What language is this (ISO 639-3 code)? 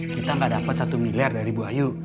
ind